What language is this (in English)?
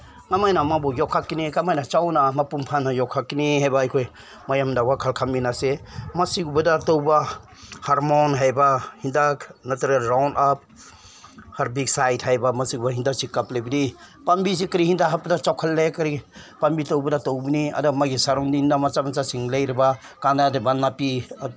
Manipuri